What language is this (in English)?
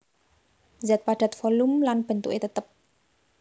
Javanese